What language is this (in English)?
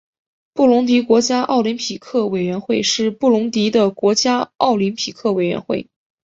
Chinese